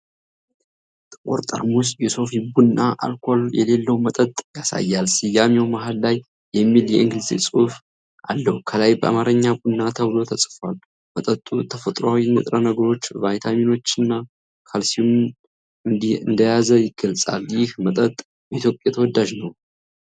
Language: Amharic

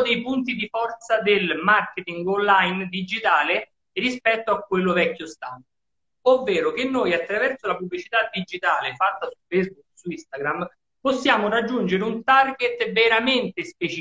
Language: Italian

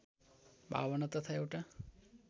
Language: Nepali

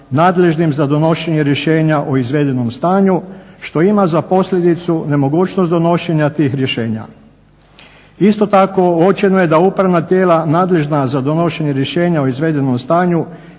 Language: Croatian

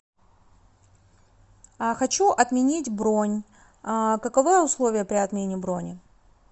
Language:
Russian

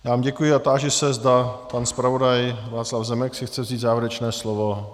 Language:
Czech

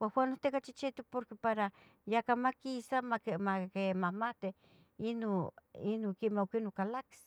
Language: Tetelcingo Nahuatl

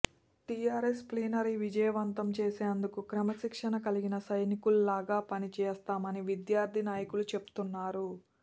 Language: Telugu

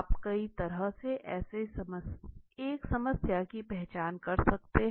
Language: Hindi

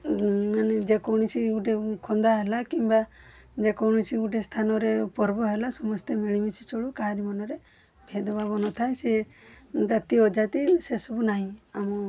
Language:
Odia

